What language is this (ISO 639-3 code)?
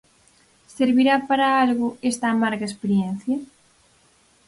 glg